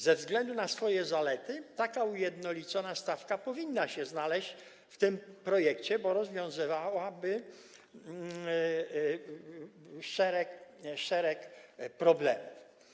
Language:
Polish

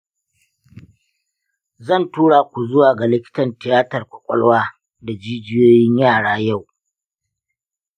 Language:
Hausa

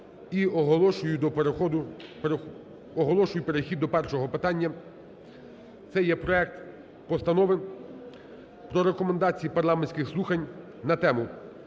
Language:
Ukrainian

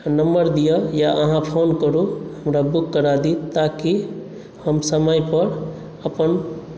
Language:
Maithili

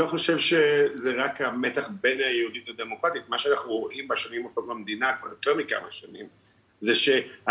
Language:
Hebrew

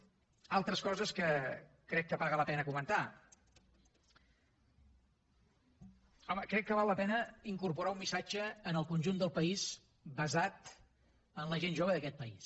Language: Catalan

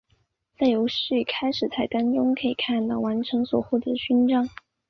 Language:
Chinese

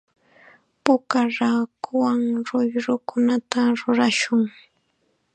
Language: Chiquián Ancash Quechua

